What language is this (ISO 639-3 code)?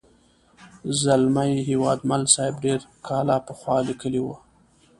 pus